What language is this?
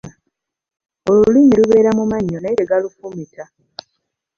Ganda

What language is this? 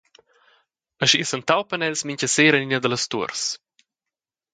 Romansh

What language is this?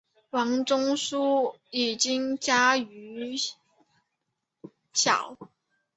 Chinese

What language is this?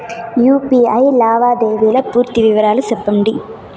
Telugu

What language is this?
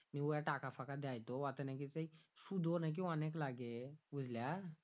Bangla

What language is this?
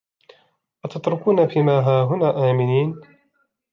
Arabic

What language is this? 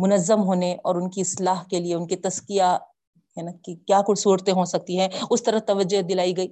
Urdu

